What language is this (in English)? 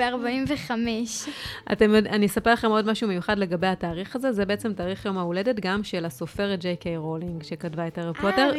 Hebrew